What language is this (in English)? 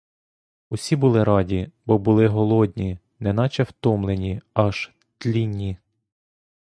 Ukrainian